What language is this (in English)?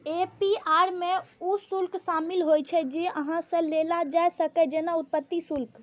Maithili